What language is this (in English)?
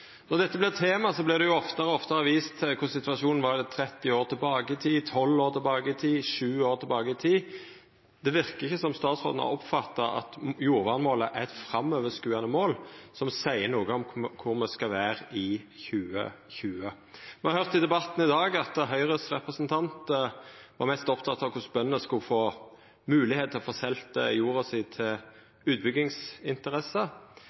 Norwegian Nynorsk